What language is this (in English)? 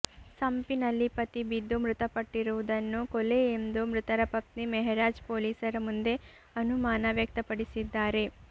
Kannada